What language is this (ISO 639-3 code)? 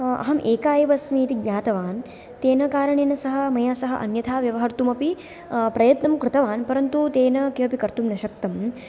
san